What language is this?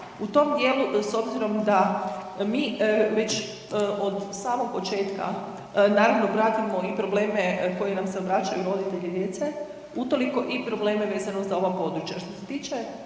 Croatian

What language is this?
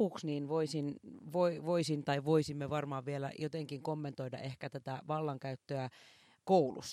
Finnish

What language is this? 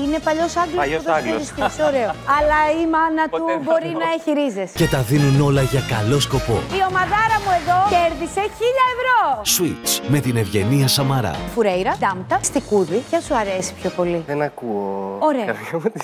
Greek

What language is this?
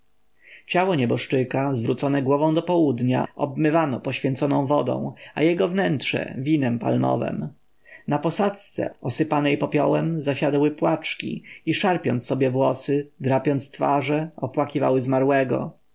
Polish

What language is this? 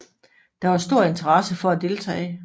Danish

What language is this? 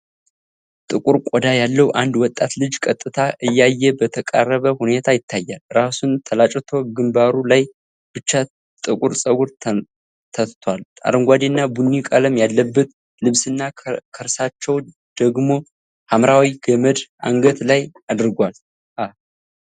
Amharic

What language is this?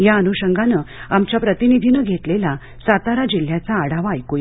Marathi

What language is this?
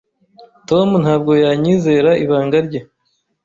Kinyarwanda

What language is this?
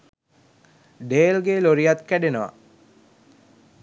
Sinhala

